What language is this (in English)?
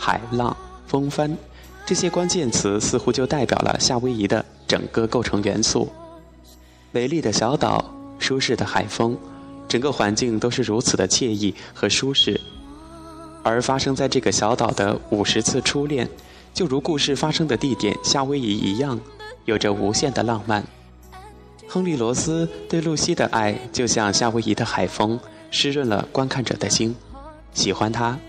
Chinese